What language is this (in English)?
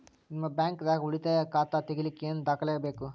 Kannada